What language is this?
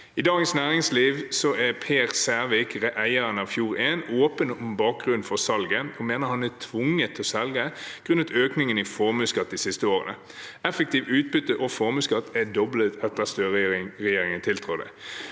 Norwegian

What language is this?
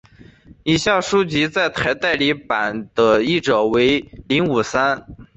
Chinese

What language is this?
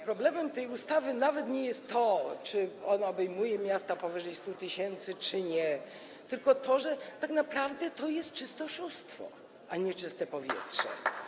Polish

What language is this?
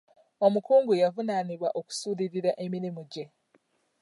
Ganda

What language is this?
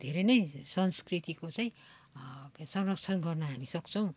Nepali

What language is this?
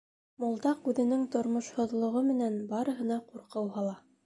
Bashkir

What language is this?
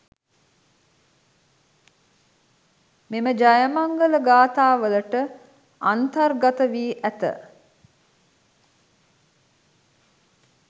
Sinhala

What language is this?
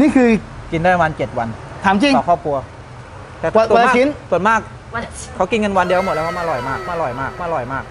Thai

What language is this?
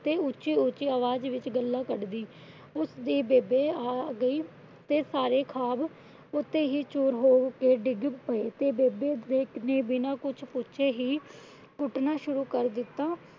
Punjabi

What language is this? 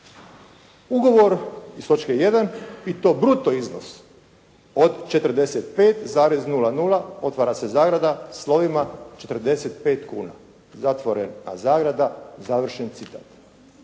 Croatian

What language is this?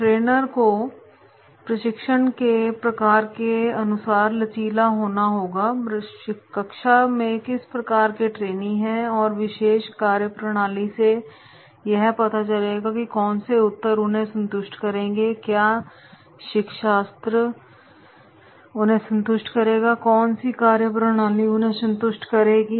Hindi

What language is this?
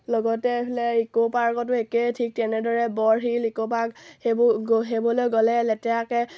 Assamese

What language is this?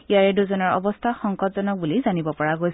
Assamese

